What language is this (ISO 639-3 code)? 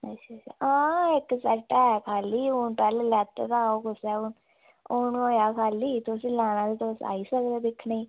doi